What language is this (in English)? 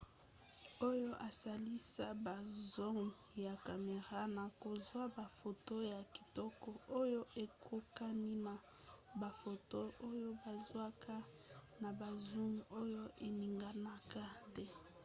Lingala